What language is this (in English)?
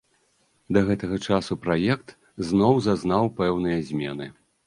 Belarusian